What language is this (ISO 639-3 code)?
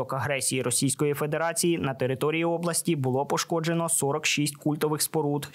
ukr